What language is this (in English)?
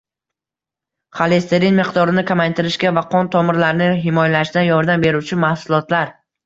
Uzbek